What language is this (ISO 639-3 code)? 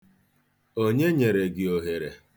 ibo